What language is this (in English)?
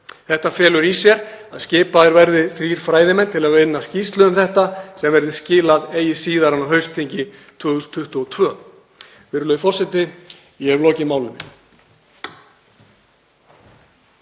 Icelandic